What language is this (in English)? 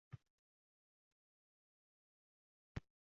Uzbek